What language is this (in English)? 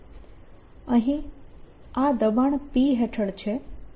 Gujarati